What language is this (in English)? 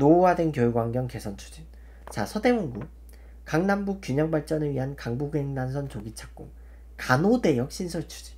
Korean